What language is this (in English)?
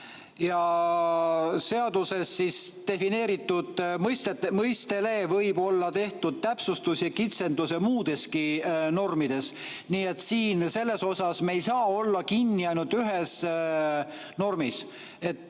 Estonian